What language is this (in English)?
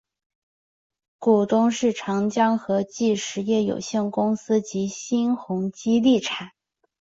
Chinese